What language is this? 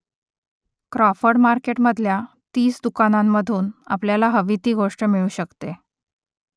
Marathi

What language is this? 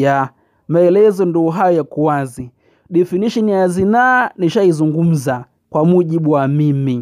Swahili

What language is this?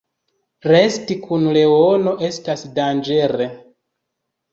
Esperanto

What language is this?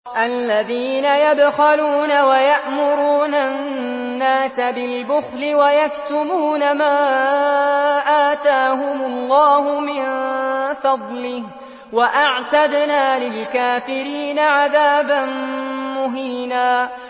Arabic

